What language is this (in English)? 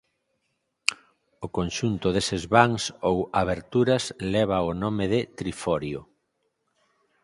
Galician